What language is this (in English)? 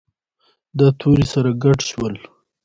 Pashto